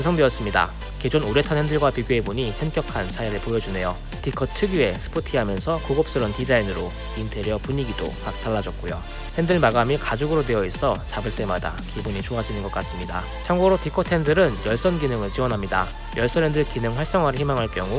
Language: Korean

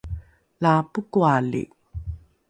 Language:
Rukai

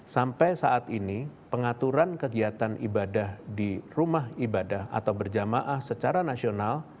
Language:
Indonesian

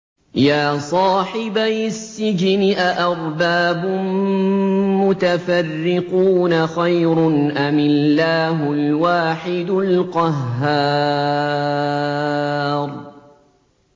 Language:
Arabic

